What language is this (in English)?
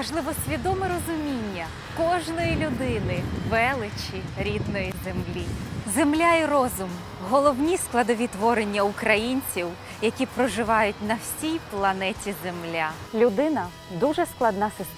Ukrainian